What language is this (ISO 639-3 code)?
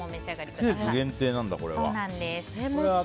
jpn